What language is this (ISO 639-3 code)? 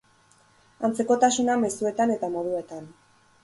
eus